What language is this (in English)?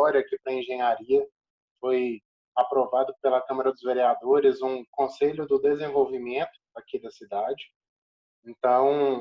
Portuguese